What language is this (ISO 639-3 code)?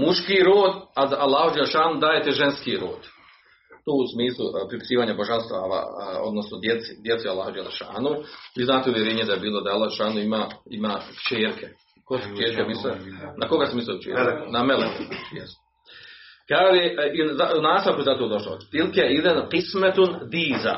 hrv